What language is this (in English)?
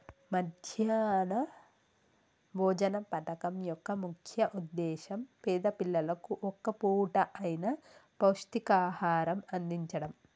Telugu